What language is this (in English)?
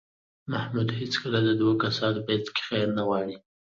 Pashto